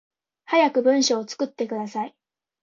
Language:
Japanese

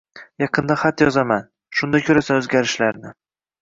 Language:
Uzbek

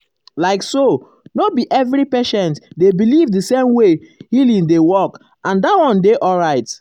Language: Nigerian Pidgin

